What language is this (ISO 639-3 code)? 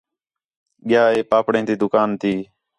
xhe